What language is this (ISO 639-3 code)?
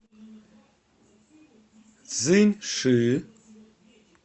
rus